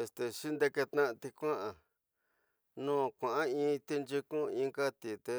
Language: Tidaá Mixtec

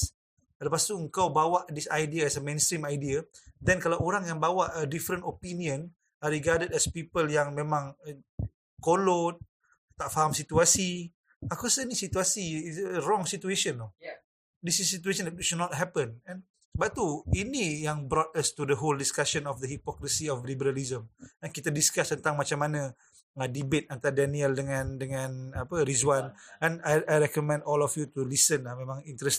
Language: Malay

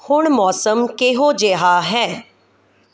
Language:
Punjabi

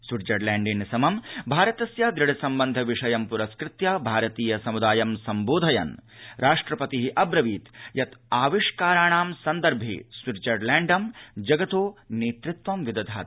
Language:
Sanskrit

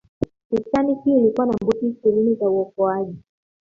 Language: Swahili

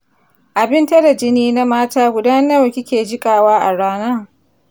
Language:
Hausa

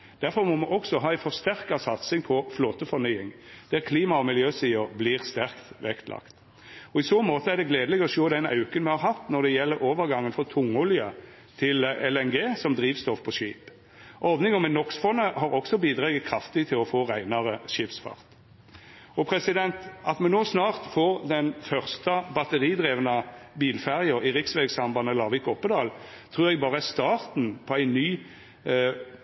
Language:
Norwegian Nynorsk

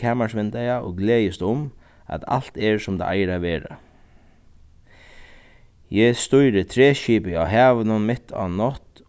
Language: Faroese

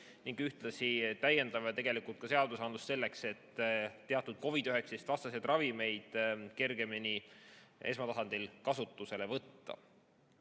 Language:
Estonian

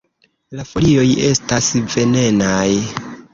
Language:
Esperanto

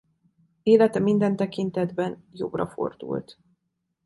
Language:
Hungarian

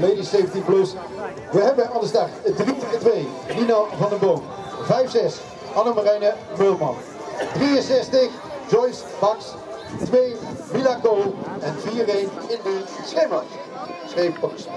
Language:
Dutch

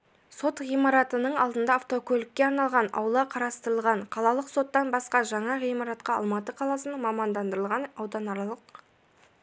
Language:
Kazakh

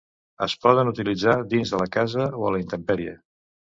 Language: Catalan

